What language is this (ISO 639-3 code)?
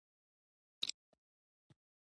pus